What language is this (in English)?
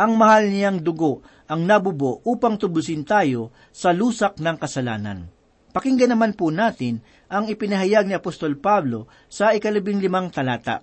Filipino